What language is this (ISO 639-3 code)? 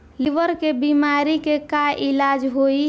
bho